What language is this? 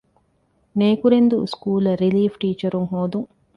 Divehi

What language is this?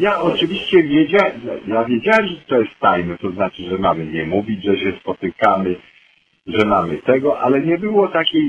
Polish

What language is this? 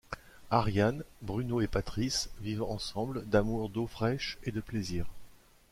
French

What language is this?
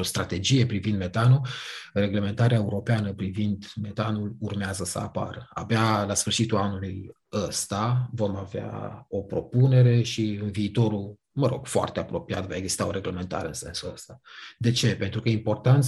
Romanian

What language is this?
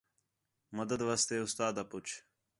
Khetrani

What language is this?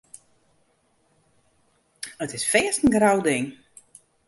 Western Frisian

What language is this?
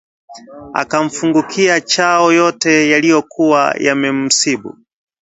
Swahili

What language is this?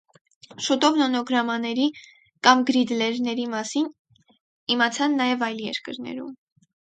Armenian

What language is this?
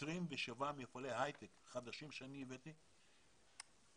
Hebrew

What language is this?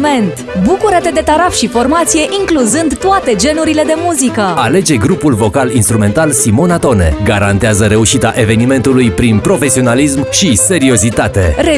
Romanian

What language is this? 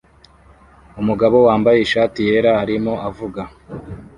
Kinyarwanda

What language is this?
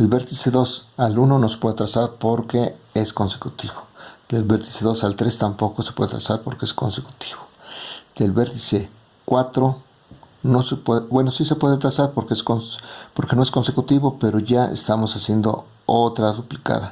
Spanish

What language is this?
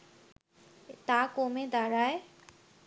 Bangla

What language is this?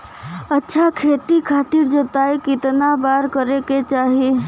Bhojpuri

